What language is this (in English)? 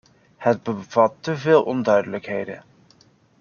Dutch